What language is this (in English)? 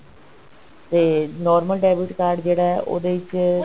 Punjabi